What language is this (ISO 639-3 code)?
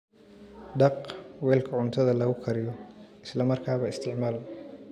som